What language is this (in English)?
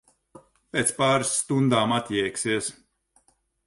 Latvian